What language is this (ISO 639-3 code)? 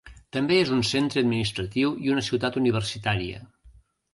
cat